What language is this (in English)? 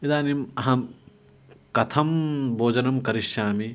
Sanskrit